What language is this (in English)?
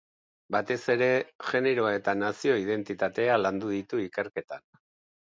Basque